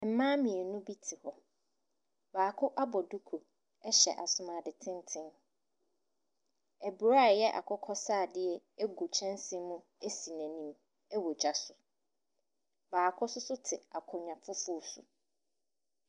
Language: Akan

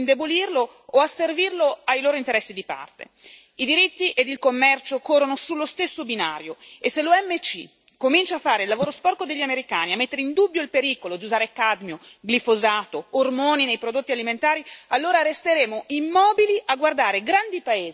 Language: Italian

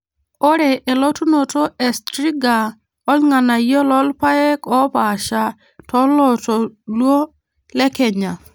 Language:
Masai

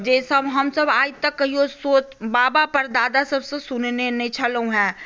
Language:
Maithili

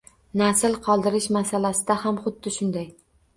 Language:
Uzbek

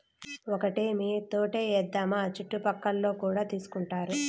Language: Telugu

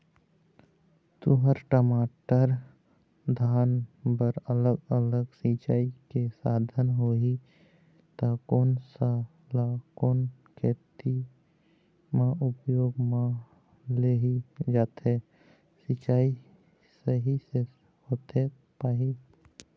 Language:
Chhattisgarhi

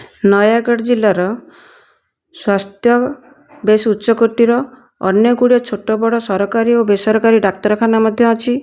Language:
Odia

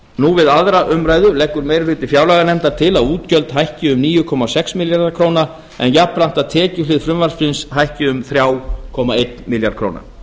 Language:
Icelandic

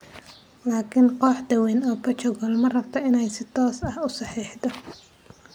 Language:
Somali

